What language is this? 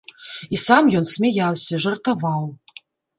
Belarusian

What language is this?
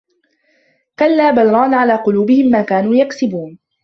Arabic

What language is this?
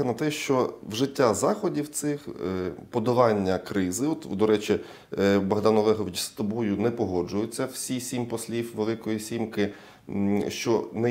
Ukrainian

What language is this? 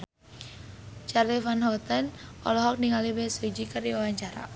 Sundanese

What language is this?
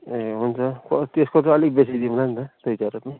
Nepali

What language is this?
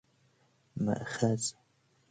Persian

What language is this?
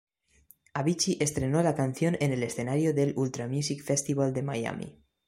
Spanish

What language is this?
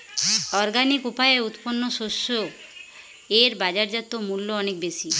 Bangla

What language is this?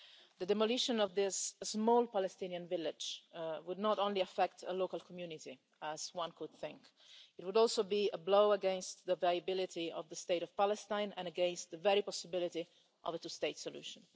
English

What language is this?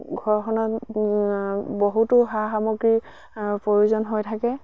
Assamese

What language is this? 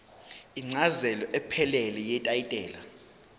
Zulu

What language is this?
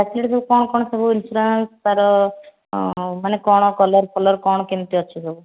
Odia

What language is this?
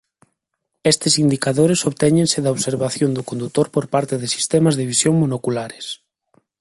Galician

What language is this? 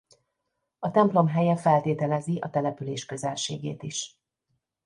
Hungarian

